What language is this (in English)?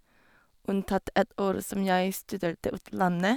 Norwegian